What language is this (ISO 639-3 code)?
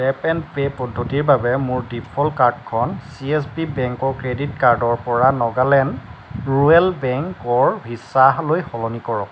asm